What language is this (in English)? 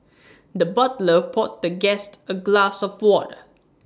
English